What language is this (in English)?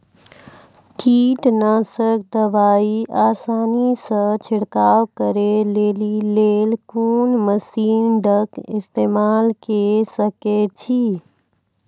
Maithili